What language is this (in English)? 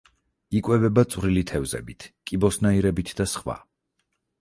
Georgian